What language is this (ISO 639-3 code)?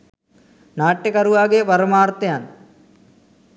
sin